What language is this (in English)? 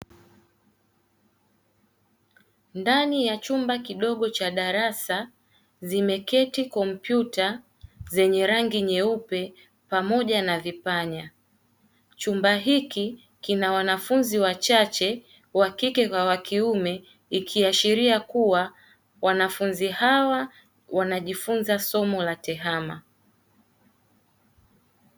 Swahili